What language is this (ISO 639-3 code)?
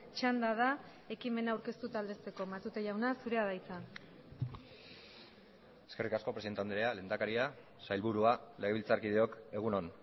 eus